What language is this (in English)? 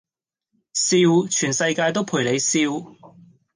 Cantonese